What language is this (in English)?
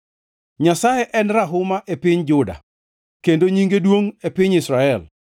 Luo (Kenya and Tanzania)